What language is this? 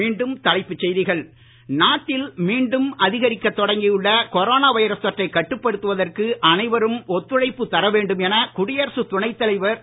Tamil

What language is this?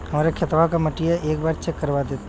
Bhojpuri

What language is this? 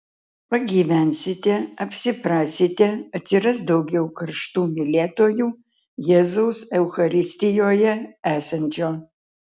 Lithuanian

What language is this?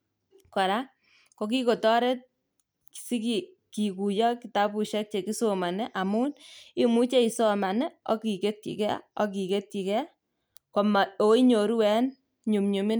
Kalenjin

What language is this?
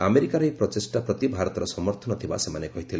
Odia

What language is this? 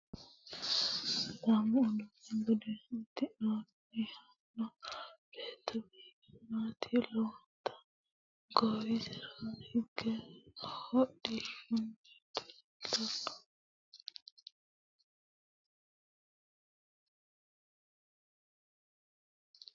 Sidamo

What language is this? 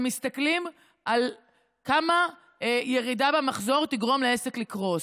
Hebrew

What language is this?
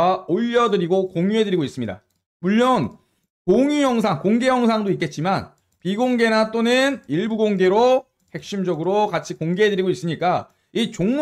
Korean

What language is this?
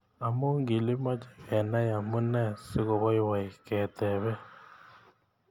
Kalenjin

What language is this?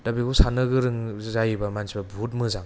Bodo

